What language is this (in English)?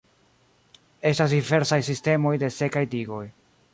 Esperanto